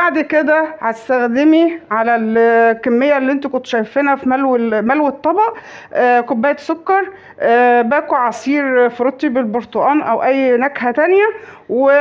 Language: Arabic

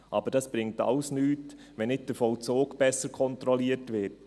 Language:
Swiss German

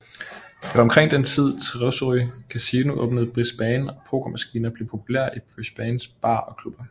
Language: Danish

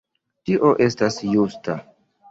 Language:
Esperanto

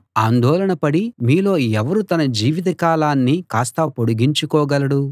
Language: Telugu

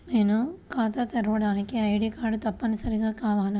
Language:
Telugu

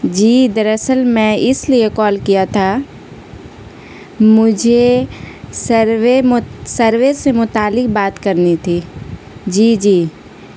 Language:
Urdu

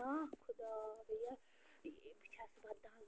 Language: Kashmiri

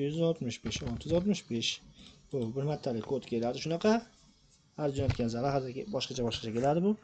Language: Turkish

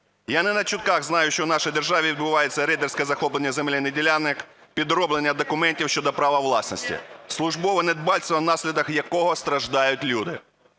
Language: Ukrainian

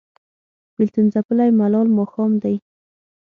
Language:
Pashto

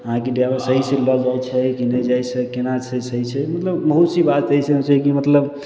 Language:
Maithili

